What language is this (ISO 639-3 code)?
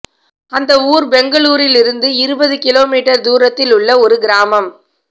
tam